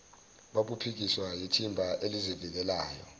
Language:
Zulu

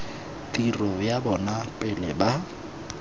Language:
Tswana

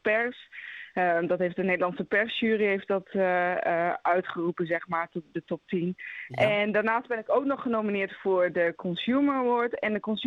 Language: Dutch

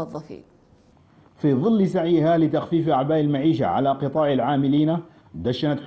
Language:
Arabic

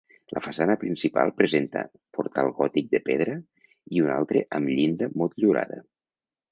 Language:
Catalan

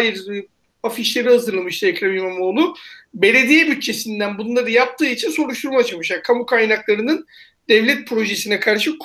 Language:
Turkish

